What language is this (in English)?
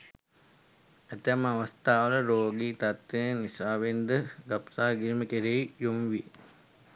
Sinhala